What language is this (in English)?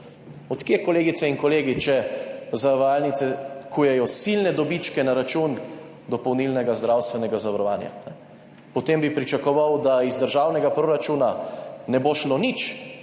Slovenian